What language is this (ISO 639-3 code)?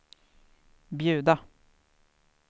swe